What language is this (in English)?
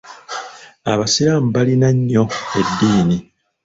Ganda